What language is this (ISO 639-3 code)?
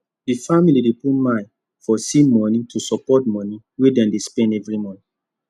pcm